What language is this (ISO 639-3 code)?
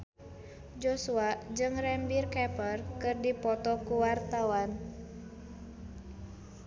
sun